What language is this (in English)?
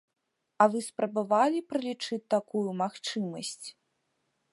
Belarusian